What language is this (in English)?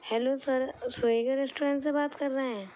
Urdu